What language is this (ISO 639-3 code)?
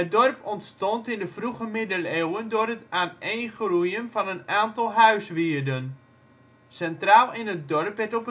nld